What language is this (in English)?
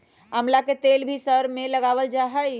Magahi